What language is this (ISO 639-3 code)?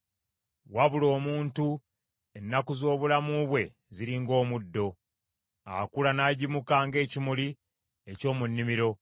lug